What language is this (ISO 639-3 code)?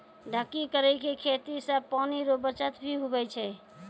mai